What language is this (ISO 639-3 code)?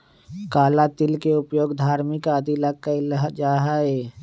mag